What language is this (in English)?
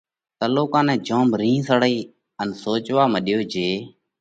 Parkari Koli